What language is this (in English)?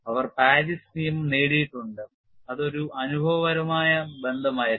Malayalam